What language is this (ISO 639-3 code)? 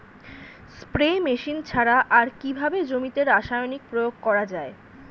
ben